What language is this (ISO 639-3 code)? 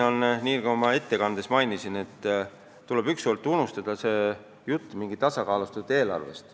est